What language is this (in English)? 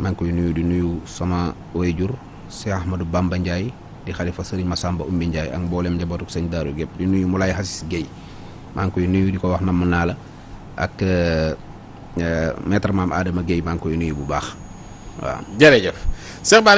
Indonesian